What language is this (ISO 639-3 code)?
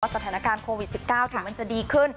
tha